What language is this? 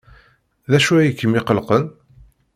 Kabyle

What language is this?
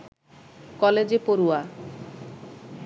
Bangla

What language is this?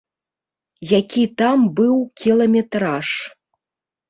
Belarusian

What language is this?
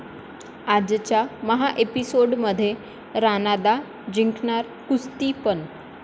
Marathi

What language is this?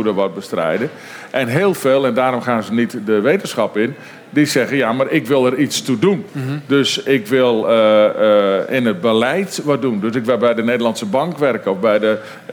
Dutch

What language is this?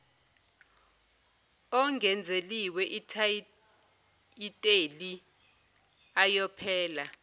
Zulu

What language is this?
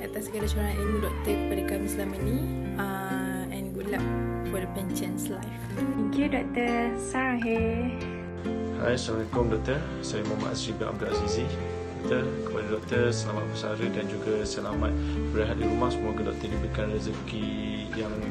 Malay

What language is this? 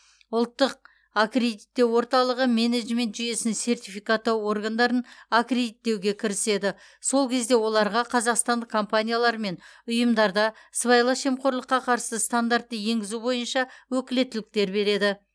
Kazakh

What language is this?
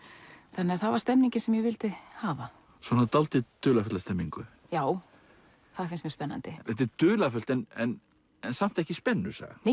Icelandic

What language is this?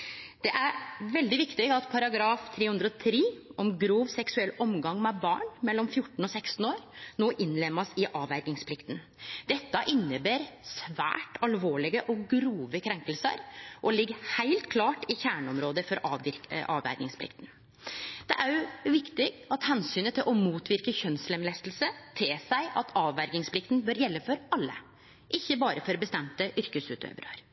Norwegian Nynorsk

